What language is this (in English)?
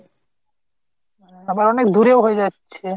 Bangla